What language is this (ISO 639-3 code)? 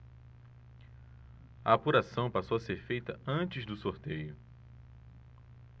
por